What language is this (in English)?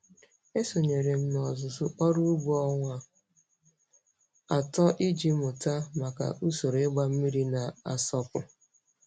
Igbo